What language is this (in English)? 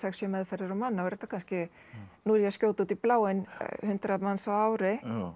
Icelandic